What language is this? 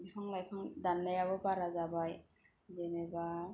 Bodo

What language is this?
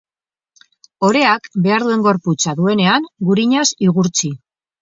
Basque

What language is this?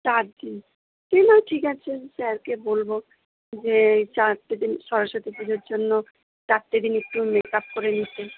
Bangla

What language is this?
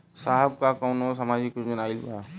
Bhojpuri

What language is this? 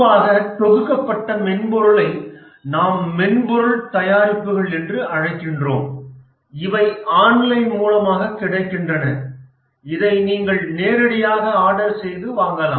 Tamil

